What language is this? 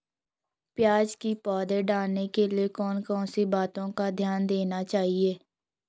Hindi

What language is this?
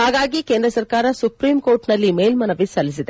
Kannada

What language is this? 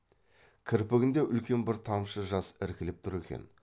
Kazakh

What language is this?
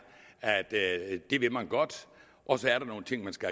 Danish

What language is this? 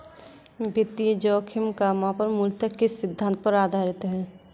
Hindi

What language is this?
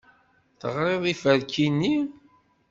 Kabyle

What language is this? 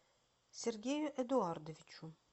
Russian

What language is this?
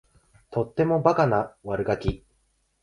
Japanese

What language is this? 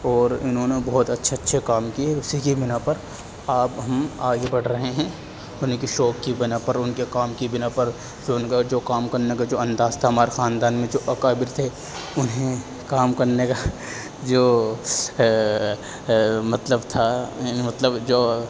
Urdu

